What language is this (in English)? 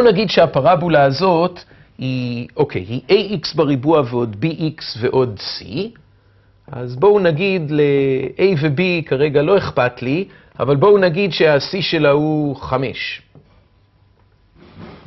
Hebrew